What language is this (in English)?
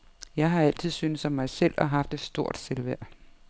Danish